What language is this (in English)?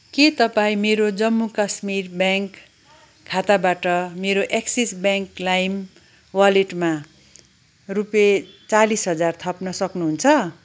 Nepali